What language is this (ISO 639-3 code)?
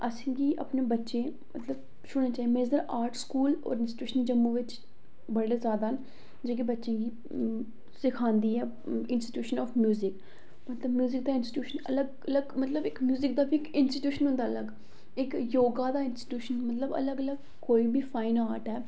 doi